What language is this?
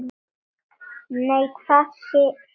Icelandic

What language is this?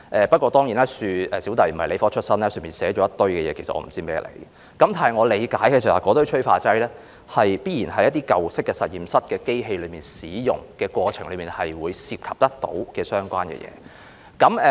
Cantonese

